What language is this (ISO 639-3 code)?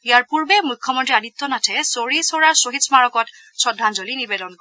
asm